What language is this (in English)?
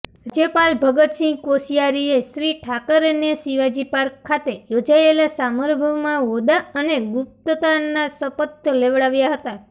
Gujarati